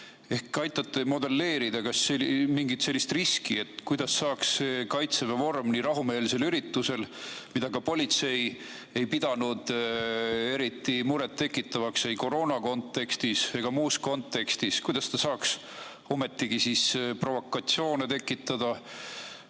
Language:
Estonian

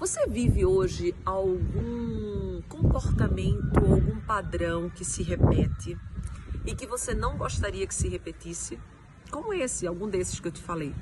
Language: Portuguese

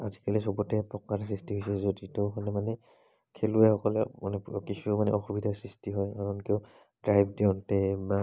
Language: Assamese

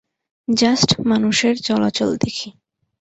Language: Bangla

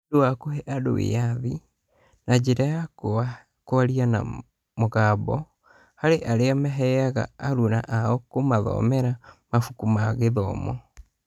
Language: Kikuyu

